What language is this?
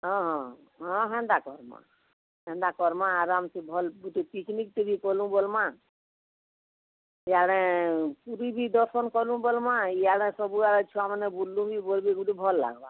Odia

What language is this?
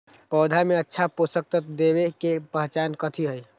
Magahi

